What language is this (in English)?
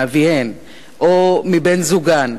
Hebrew